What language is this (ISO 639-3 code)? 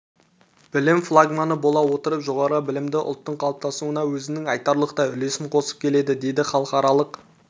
kaz